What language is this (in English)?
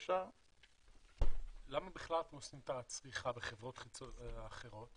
Hebrew